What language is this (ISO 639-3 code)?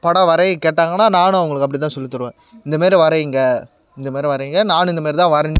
tam